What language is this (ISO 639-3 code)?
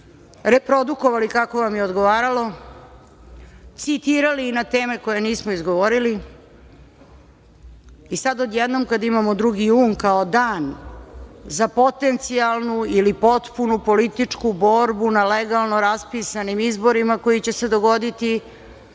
srp